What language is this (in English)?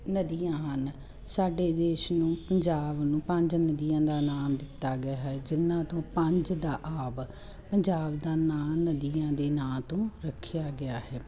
Punjabi